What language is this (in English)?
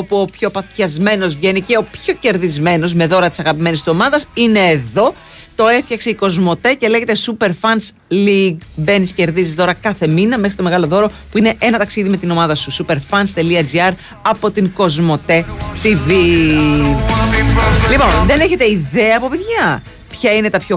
Greek